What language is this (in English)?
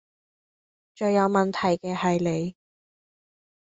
Cantonese